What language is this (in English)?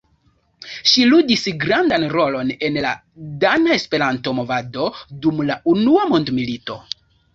Esperanto